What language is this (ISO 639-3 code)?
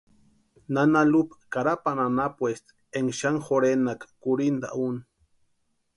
pua